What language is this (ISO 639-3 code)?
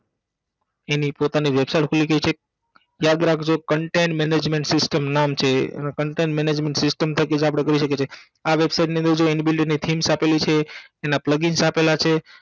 guj